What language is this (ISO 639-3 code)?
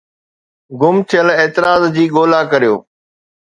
snd